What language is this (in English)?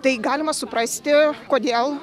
Lithuanian